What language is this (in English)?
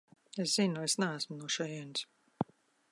Latvian